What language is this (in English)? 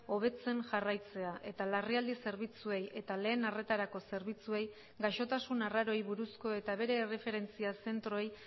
Basque